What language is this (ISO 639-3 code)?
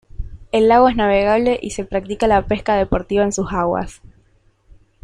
spa